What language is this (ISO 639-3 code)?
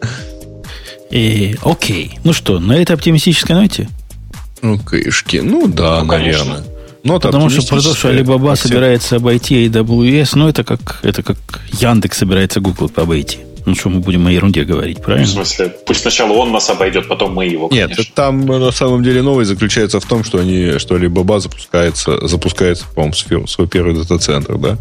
rus